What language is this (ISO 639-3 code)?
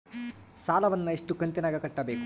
kan